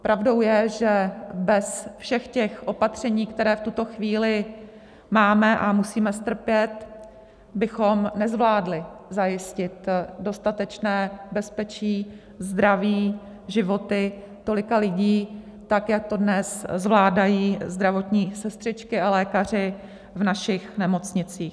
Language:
Czech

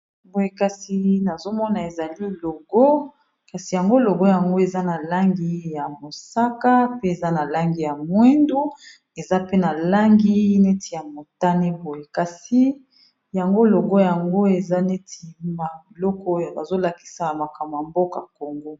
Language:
Lingala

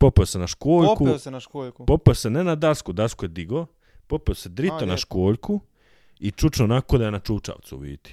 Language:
Croatian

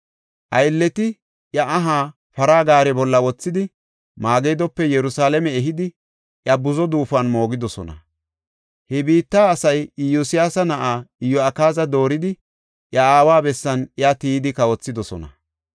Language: Gofa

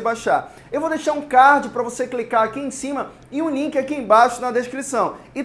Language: Portuguese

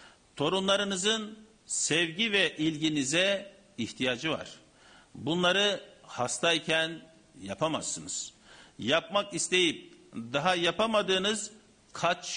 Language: Turkish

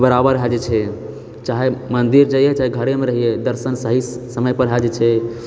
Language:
Maithili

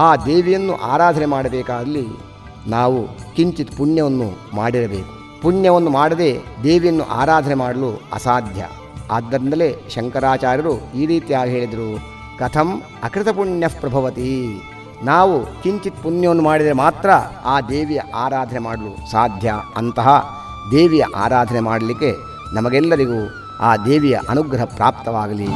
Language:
Kannada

